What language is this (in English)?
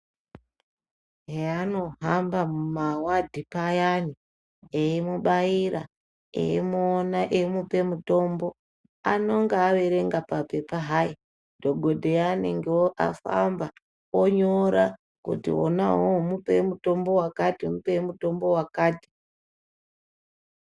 Ndau